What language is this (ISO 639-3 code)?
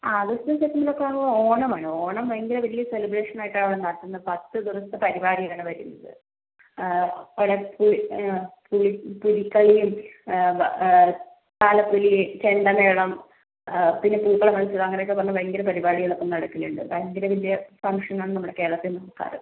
mal